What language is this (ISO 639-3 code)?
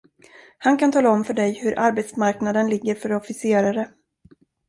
swe